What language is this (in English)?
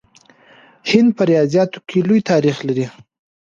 Pashto